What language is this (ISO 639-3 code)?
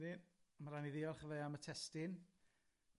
cym